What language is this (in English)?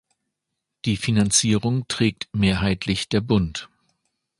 German